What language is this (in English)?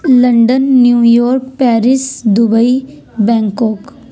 Urdu